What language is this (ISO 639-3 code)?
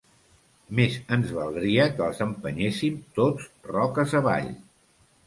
cat